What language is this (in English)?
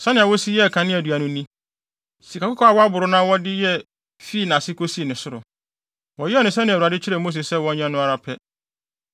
Akan